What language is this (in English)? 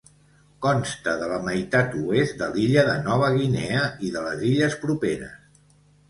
Catalan